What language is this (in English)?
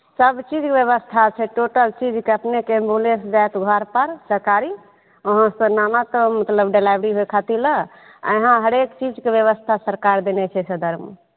Maithili